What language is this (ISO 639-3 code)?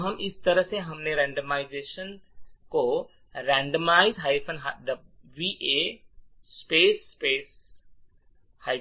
hin